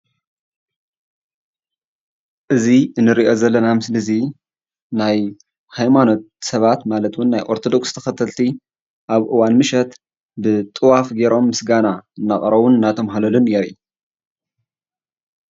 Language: Tigrinya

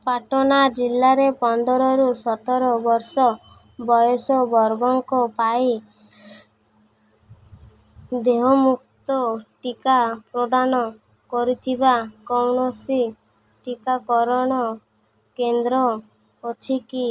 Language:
Odia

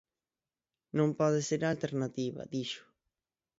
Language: Galician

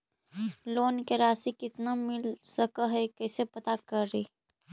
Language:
Magahi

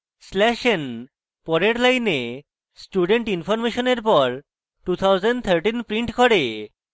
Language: Bangla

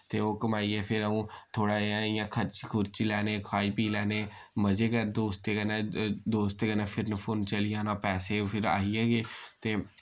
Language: Dogri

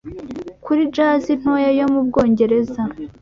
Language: Kinyarwanda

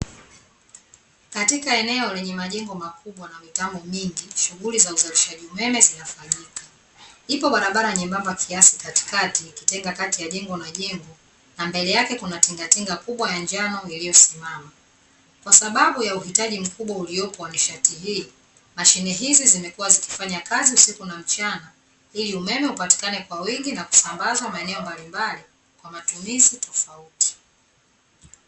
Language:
Swahili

